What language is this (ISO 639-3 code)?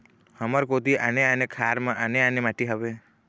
hne